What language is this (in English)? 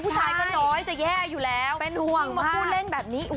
Thai